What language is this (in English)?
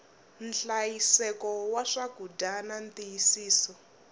Tsonga